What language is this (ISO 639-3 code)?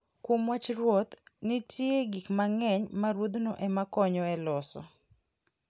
luo